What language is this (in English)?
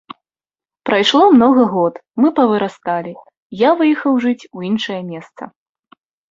Belarusian